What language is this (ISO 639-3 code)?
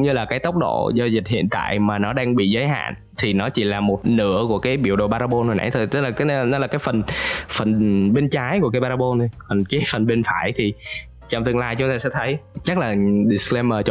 vie